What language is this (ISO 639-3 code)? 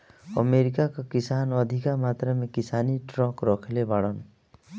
bho